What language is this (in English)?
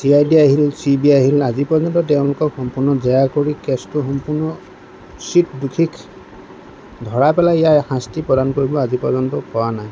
Assamese